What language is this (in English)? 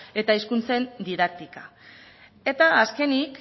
Basque